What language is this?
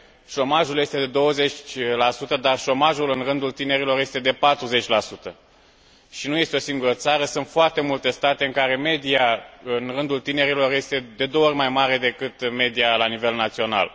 Romanian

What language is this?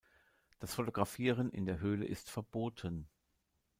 German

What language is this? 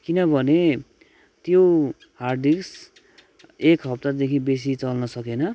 Nepali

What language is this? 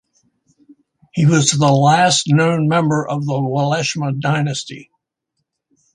English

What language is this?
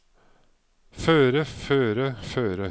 Norwegian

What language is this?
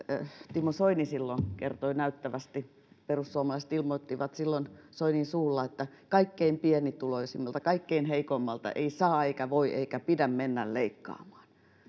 Finnish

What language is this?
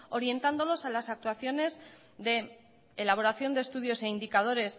Spanish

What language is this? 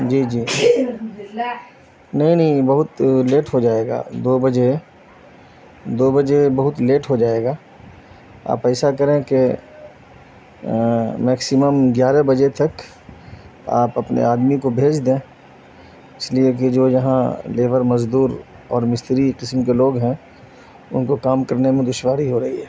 Urdu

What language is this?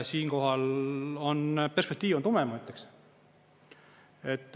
Estonian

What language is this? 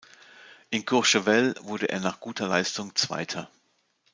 German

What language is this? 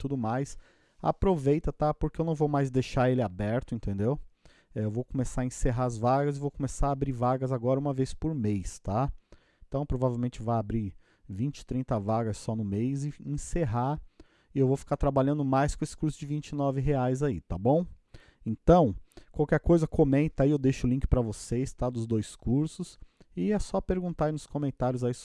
Portuguese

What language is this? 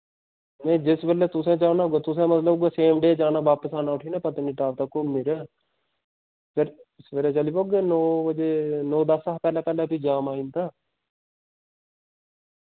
Dogri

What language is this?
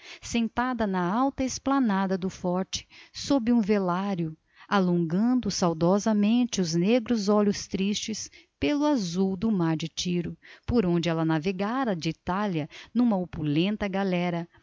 Portuguese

